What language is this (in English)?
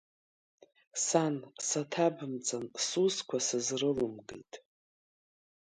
Abkhazian